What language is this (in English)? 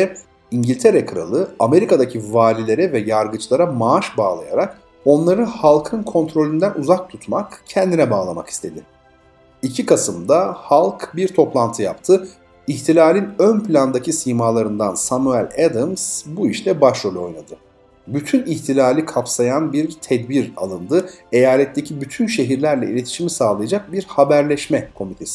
Turkish